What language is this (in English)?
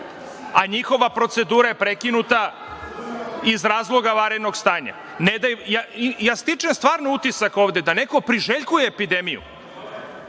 Serbian